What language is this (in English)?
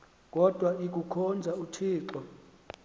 Xhosa